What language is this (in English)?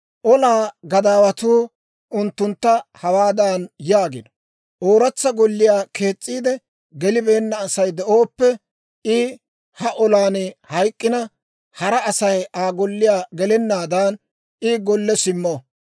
Dawro